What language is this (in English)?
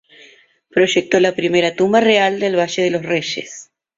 Spanish